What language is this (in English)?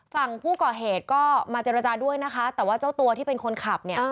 Thai